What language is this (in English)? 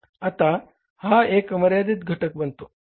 Marathi